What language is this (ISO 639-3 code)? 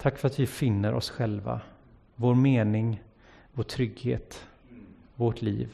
swe